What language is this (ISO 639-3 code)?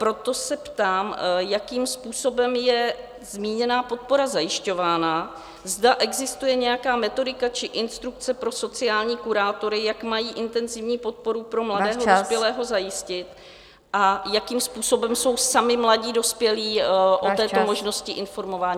ces